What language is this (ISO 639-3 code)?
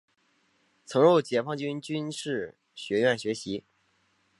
zho